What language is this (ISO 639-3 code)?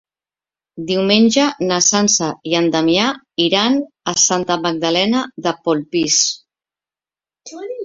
cat